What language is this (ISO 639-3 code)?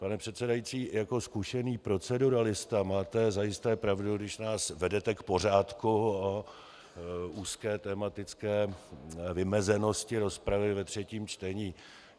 ces